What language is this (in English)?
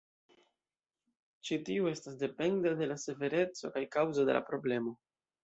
Esperanto